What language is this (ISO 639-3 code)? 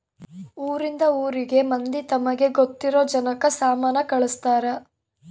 kan